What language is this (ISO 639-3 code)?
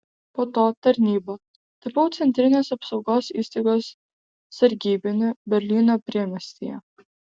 lit